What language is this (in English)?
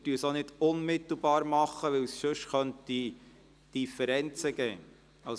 Swiss German